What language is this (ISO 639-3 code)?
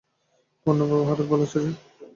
ben